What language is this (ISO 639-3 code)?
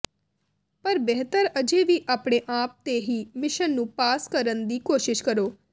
pan